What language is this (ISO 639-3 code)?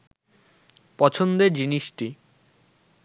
ben